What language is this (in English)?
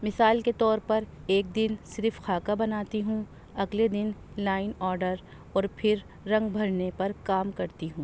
Urdu